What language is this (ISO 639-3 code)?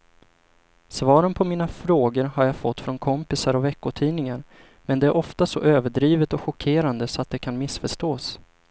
swe